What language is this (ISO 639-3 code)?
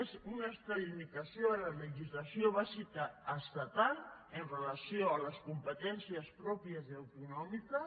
cat